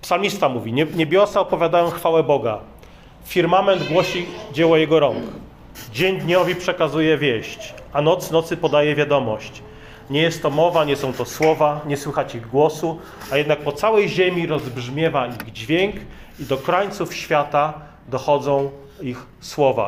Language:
Polish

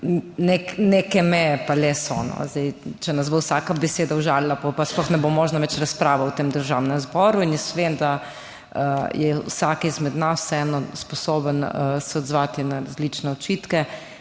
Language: Slovenian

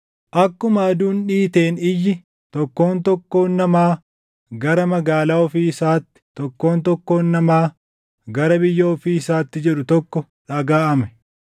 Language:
Oromo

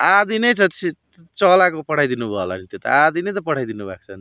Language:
Nepali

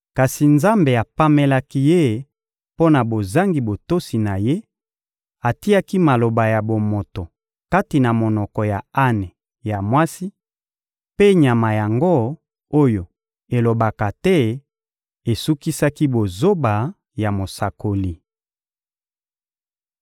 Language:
Lingala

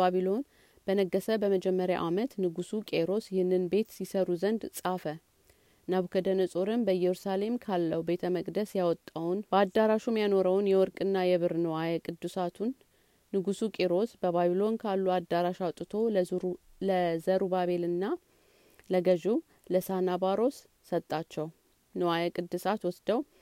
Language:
Amharic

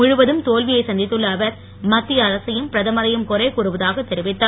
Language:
Tamil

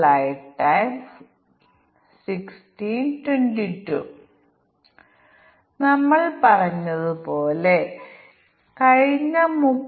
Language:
Malayalam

